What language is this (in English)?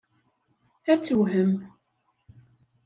Kabyle